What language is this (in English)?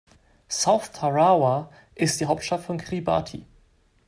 German